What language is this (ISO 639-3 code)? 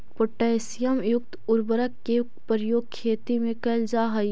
mag